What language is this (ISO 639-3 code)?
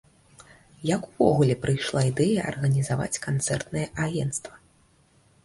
bel